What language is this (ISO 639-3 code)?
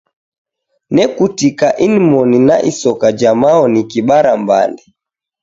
dav